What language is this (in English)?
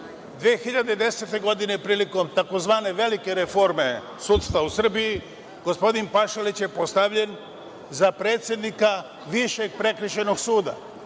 Serbian